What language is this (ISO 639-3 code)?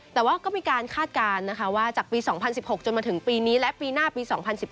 tha